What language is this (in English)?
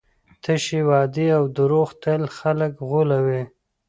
Pashto